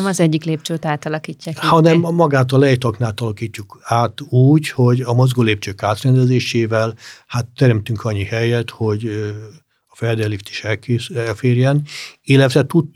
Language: Hungarian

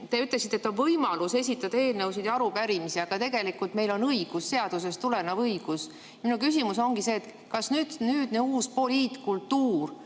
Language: Estonian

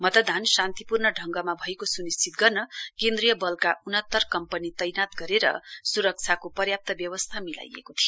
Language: Nepali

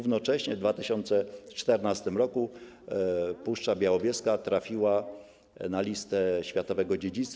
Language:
Polish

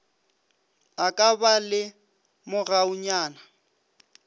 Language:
Northern Sotho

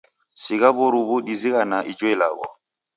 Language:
Taita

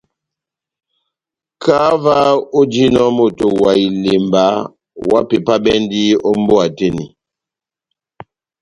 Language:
Batanga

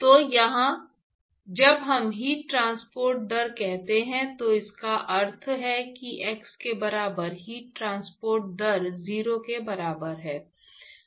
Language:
Hindi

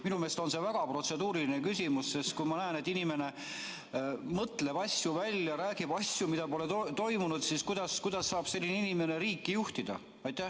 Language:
Estonian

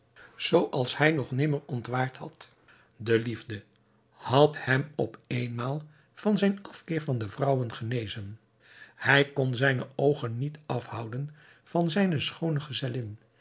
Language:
Dutch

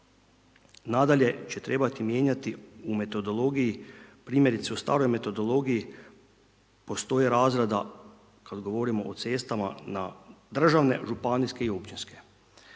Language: Croatian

